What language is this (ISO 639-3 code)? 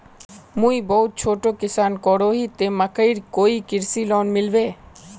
mag